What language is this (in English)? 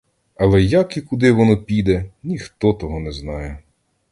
Ukrainian